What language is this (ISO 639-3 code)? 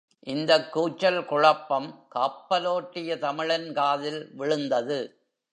tam